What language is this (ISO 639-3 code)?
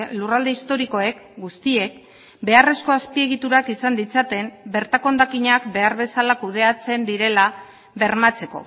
eus